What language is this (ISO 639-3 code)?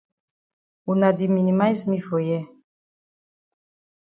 wes